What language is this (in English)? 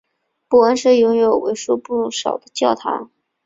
Chinese